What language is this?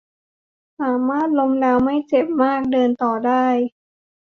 Thai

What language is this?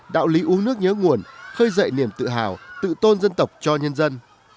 Vietnamese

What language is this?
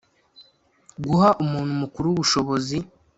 Kinyarwanda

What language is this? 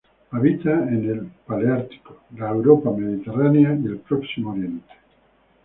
Spanish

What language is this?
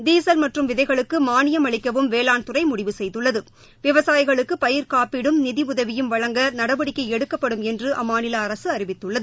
Tamil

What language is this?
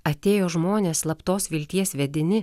Lithuanian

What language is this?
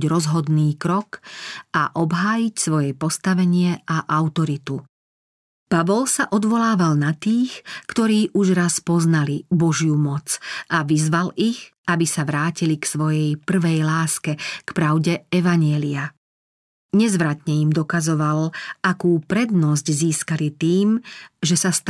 Slovak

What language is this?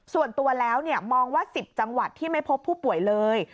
Thai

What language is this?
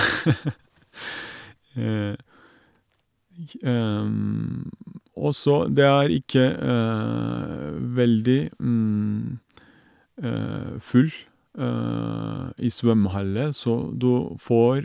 Norwegian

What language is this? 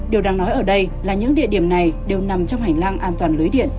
Vietnamese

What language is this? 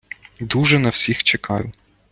Ukrainian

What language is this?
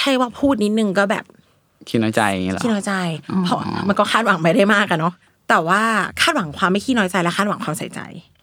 Thai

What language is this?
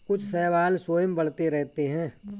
Hindi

